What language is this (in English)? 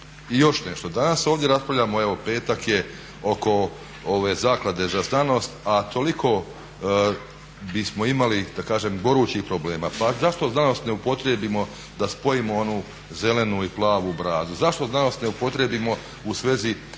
Croatian